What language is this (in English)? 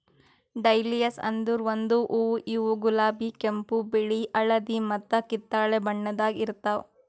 Kannada